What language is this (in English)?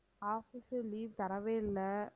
Tamil